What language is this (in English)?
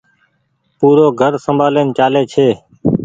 Goaria